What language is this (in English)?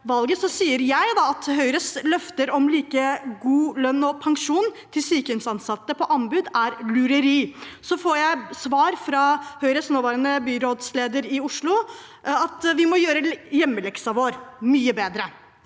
Norwegian